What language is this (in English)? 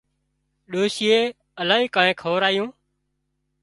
Wadiyara Koli